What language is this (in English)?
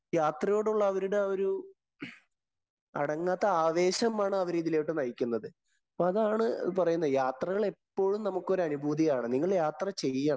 Malayalam